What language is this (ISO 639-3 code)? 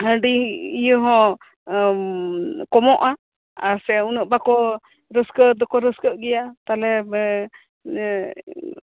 sat